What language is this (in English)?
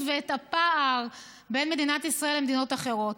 Hebrew